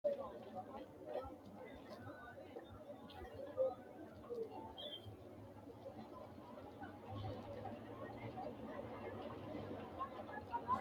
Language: Sidamo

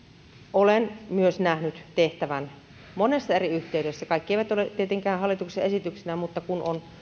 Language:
Finnish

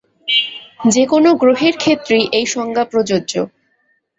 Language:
Bangla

